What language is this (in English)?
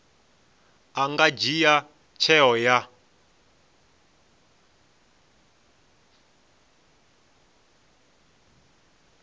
Venda